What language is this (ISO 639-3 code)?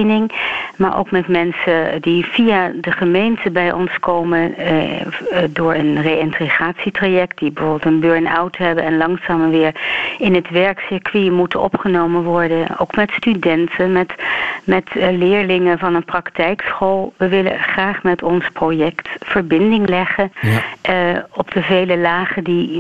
nld